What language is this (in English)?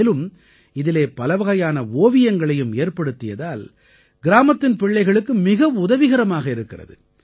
Tamil